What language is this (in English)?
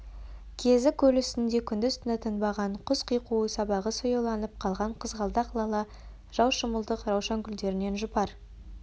Kazakh